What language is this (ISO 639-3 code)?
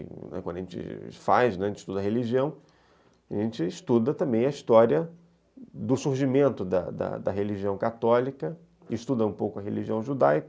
por